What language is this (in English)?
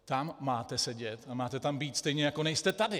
Czech